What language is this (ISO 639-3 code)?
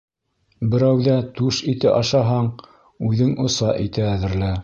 bak